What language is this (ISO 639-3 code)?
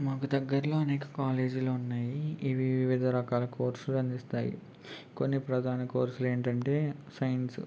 tel